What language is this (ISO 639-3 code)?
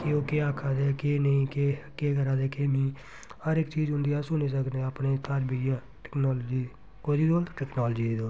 doi